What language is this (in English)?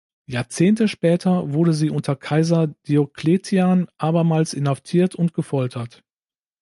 German